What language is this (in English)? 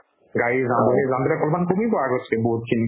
Assamese